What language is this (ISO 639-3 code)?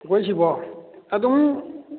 mni